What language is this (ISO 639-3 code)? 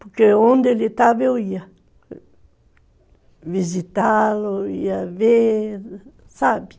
por